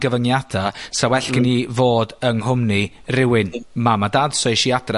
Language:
Welsh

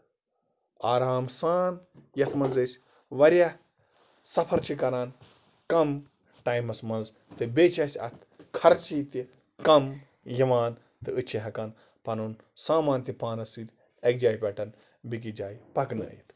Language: Kashmiri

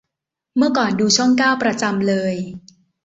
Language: Thai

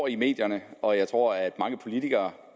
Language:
Danish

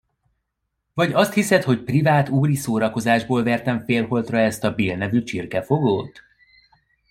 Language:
Hungarian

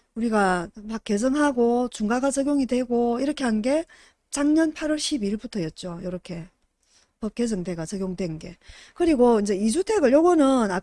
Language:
Korean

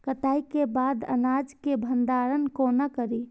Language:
Maithili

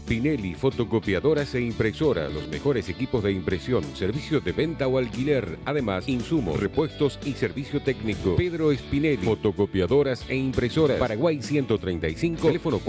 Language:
Spanish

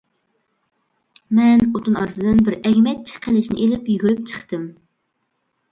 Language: Uyghur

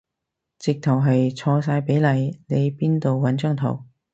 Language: Cantonese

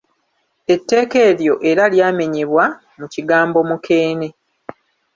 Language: Ganda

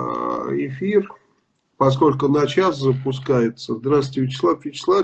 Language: Russian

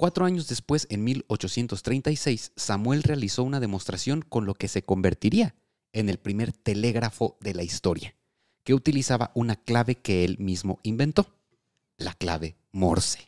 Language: Spanish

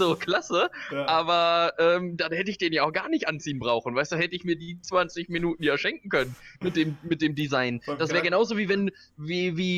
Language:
German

